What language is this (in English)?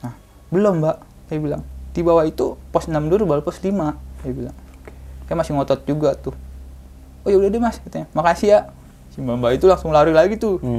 Indonesian